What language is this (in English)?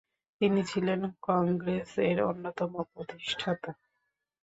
Bangla